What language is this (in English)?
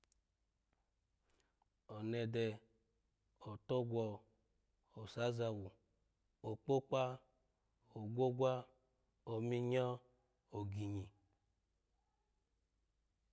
Alago